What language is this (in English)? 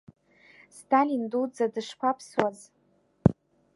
Abkhazian